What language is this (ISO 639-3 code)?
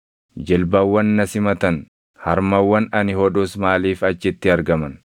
orm